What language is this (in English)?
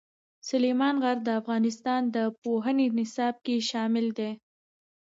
Pashto